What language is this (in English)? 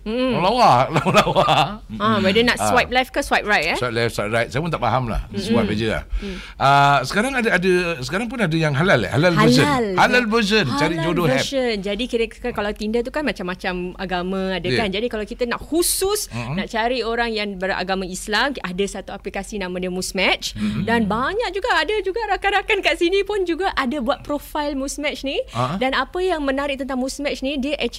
Malay